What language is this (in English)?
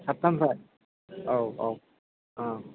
Bodo